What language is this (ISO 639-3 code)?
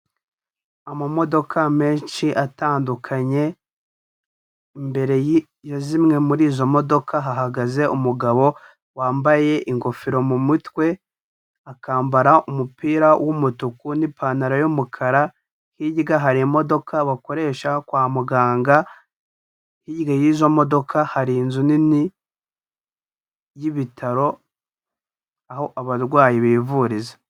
kin